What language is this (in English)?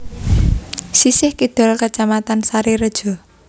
Javanese